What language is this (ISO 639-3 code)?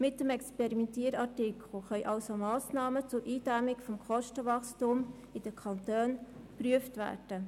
gsw